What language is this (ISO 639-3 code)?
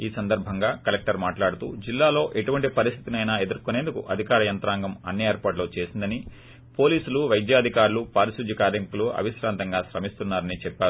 tel